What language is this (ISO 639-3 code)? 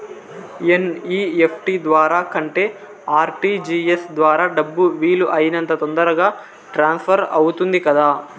tel